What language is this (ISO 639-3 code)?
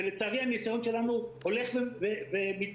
heb